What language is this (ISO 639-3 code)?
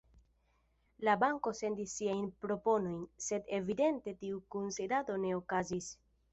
epo